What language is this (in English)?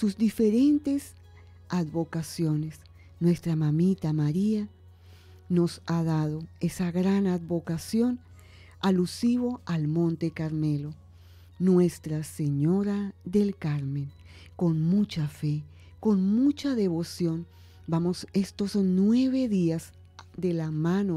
Spanish